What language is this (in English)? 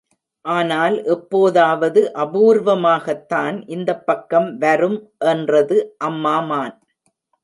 Tamil